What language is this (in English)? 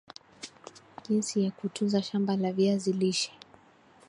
Swahili